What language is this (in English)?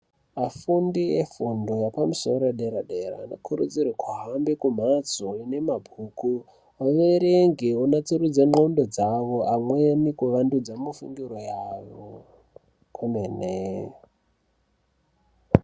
Ndau